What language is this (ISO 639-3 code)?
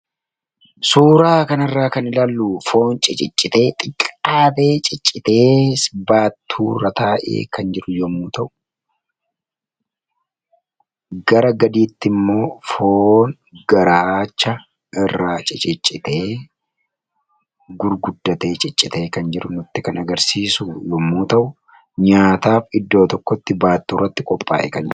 orm